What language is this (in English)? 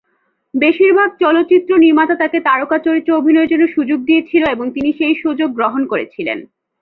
Bangla